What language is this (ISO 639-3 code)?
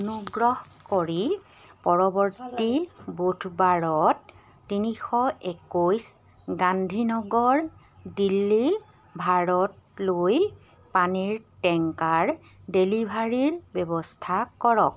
asm